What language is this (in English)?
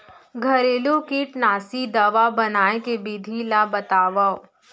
Chhattisgarhi